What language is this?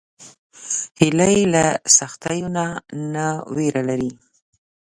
Pashto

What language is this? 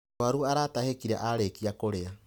Kikuyu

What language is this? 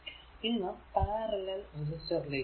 Malayalam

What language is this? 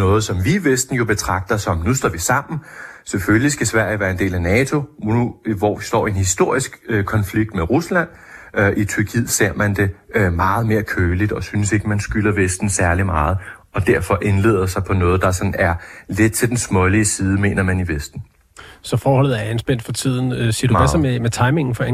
Danish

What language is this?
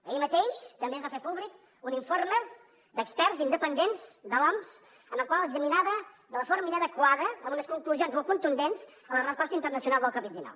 Catalan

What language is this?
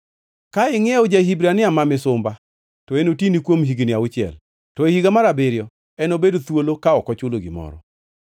Luo (Kenya and Tanzania)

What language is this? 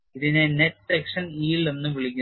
Malayalam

